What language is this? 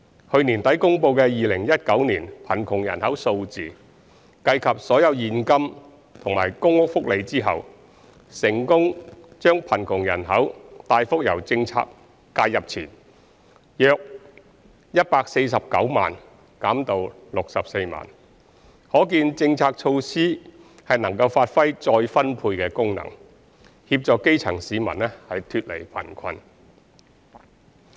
Cantonese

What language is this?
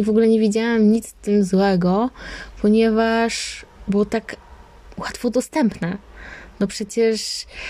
Polish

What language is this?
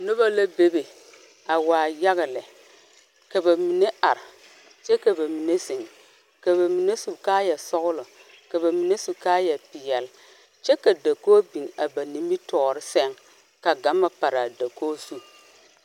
Southern Dagaare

